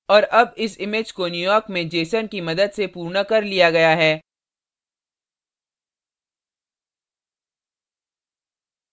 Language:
Hindi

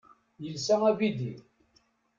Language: Kabyle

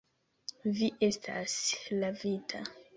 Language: Esperanto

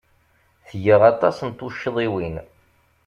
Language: Kabyle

